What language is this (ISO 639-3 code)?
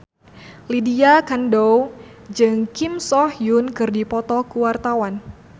sun